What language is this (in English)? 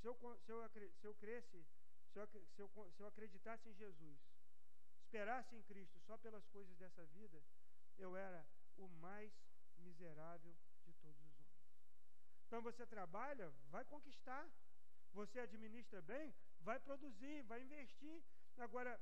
Portuguese